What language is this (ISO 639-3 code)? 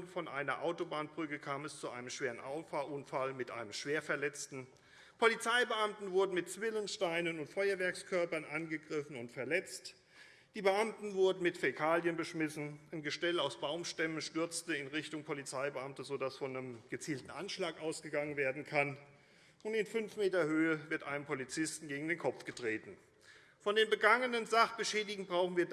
deu